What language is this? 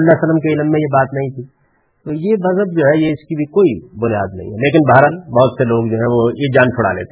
Urdu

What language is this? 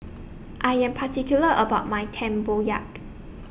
English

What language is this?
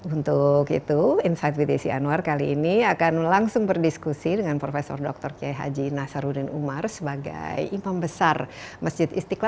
Indonesian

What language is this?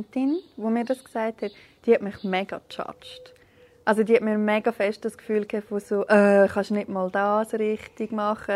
German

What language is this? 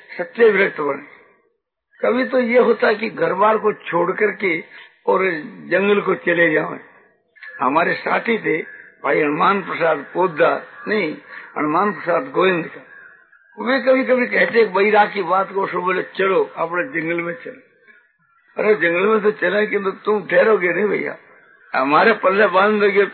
Hindi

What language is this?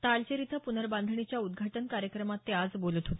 Marathi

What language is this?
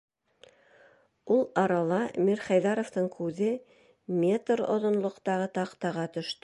Bashkir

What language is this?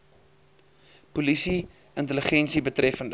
Afrikaans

